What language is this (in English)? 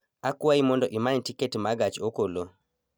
Luo (Kenya and Tanzania)